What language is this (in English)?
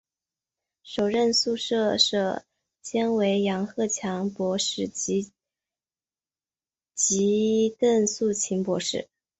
Chinese